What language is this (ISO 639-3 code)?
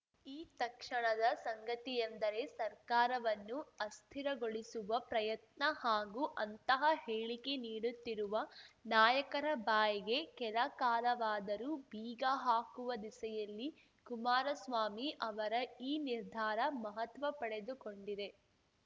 kan